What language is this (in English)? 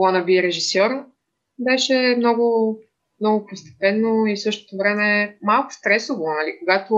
Bulgarian